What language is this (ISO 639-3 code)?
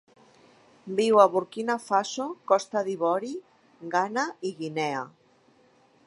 cat